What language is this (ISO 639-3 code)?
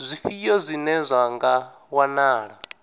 ven